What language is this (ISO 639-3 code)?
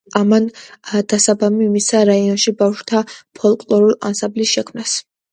kat